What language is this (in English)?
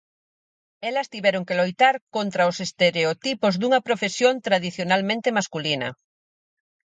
Galician